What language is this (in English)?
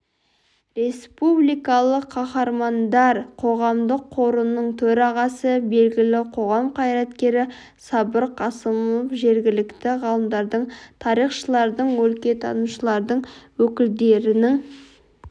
Kazakh